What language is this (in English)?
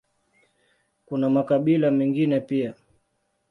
Swahili